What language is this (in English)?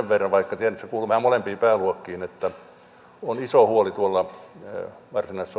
Finnish